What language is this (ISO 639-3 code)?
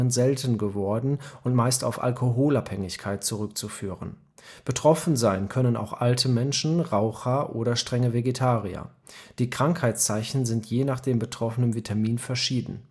deu